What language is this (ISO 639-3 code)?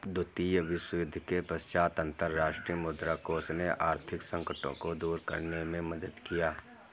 hin